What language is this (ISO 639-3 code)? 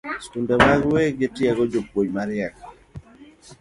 luo